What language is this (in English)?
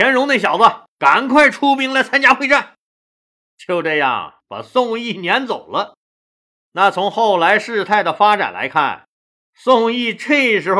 Chinese